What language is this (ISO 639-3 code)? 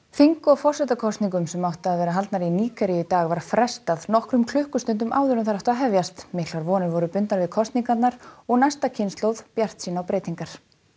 isl